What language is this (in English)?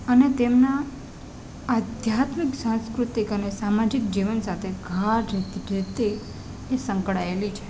Gujarati